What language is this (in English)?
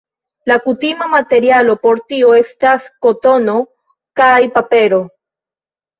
Esperanto